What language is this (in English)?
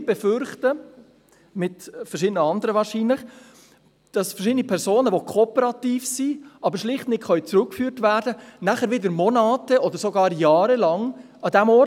Swiss German